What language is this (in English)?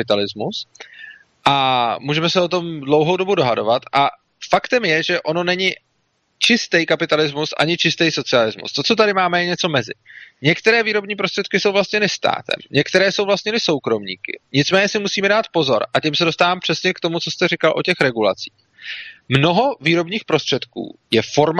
Czech